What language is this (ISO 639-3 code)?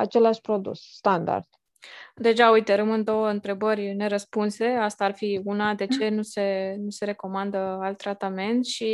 ron